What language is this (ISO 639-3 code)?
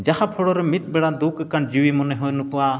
sat